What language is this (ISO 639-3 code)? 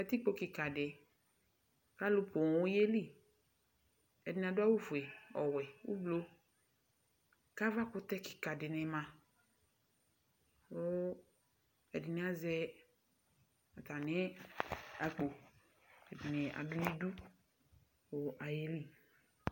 kpo